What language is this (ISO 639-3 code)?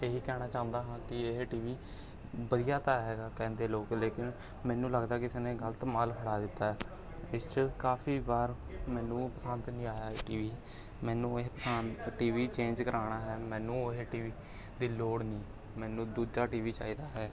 pan